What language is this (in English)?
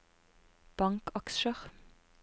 Norwegian